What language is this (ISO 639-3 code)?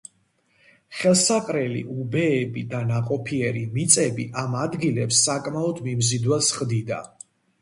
kat